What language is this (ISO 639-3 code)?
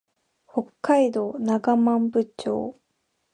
jpn